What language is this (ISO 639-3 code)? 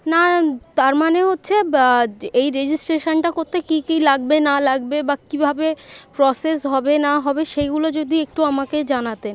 ben